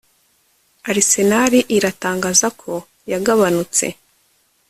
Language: Kinyarwanda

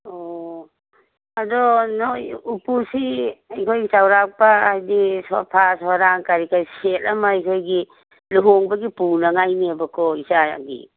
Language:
Manipuri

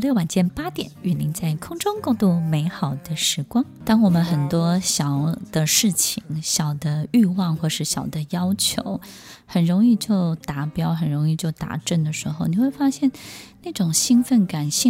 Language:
Chinese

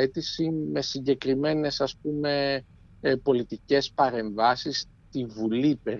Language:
Greek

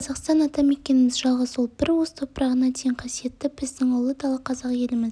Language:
Kazakh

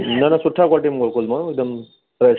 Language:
Sindhi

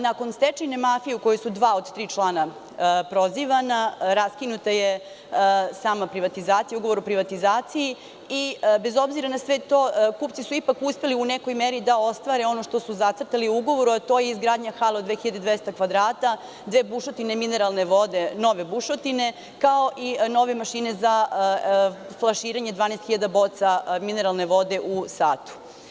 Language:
Serbian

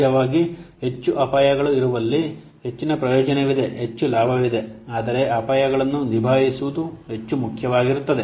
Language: Kannada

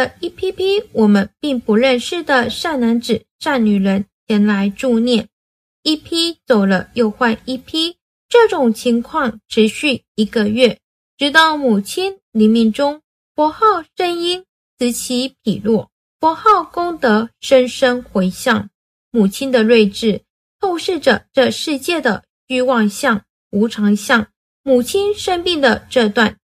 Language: Chinese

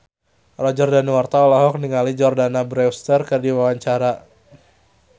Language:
Sundanese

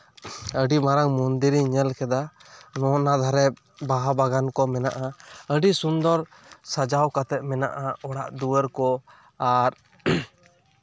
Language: Santali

